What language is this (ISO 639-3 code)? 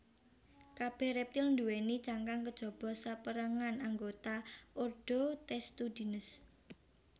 jav